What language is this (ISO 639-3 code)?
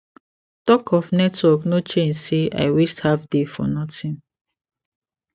pcm